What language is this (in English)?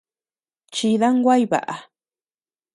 Tepeuxila Cuicatec